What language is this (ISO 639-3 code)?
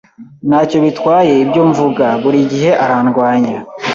kin